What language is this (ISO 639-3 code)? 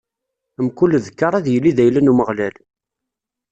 kab